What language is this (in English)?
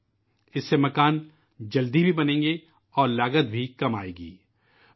Urdu